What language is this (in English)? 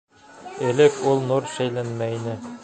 Bashkir